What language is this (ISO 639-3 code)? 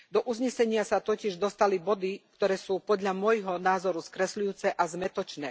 slk